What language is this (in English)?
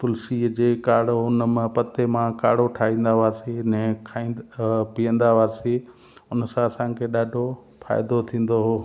Sindhi